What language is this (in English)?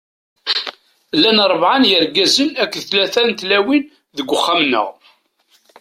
Kabyle